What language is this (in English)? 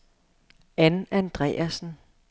Danish